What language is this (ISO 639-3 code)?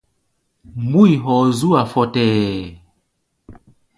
gba